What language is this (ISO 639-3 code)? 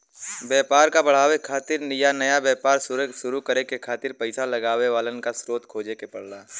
bho